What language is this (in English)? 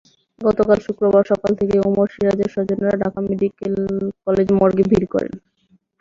Bangla